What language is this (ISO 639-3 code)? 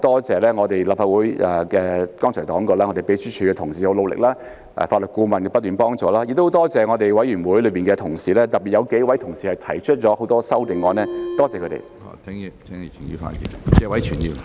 yue